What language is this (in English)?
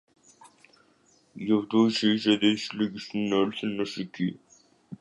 Greek